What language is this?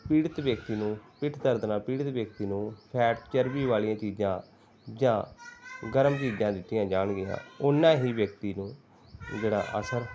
Punjabi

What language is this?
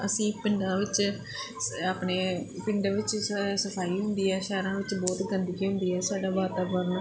Punjabi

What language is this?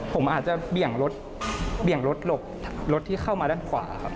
Thai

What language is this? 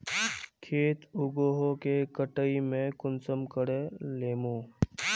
Magahi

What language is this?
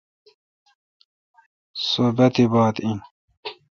Kalkoti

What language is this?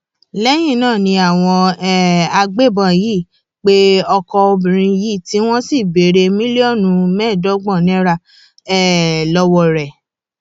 Yoruba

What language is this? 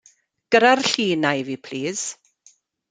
Welsh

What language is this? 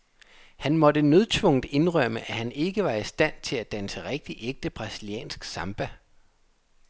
Danish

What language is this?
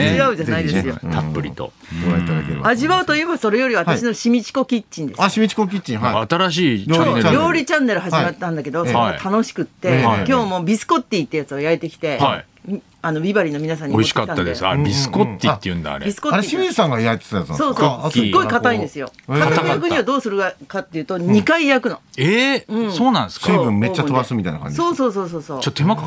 Japanese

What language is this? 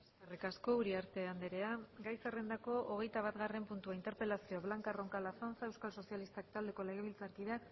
Basque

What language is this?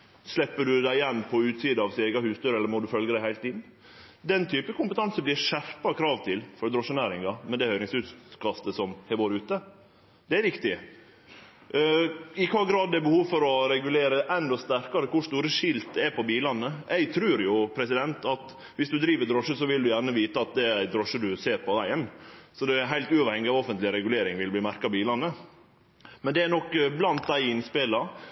Norwegian Nynorsk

